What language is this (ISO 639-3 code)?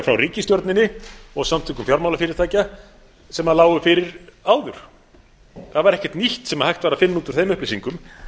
isl